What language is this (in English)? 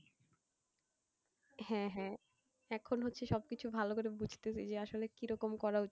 Bangla